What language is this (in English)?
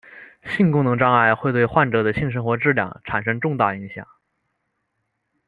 Chinese